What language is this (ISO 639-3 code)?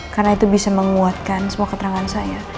ind